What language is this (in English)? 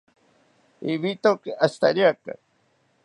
South Ucayali Ashéninka